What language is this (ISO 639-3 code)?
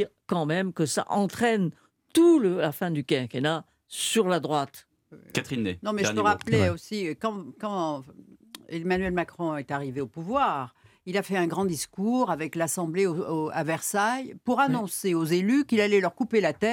fra